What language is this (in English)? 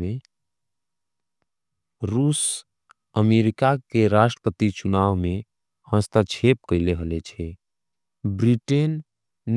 Angika